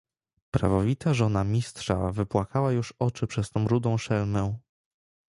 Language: Polish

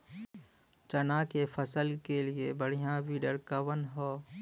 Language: Bhojpuri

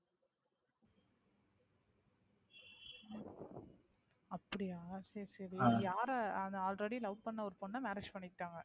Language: Tamil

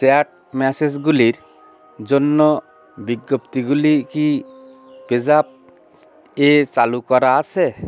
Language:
Bangla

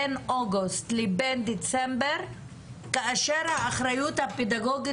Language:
Hebrew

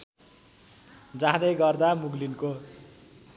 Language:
Nepali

